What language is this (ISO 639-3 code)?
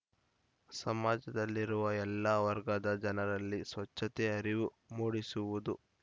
kan